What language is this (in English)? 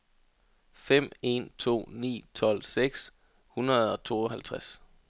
Danish